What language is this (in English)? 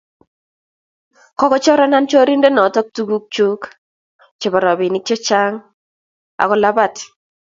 Kalenjin